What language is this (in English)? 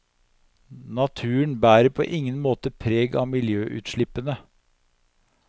Norwegian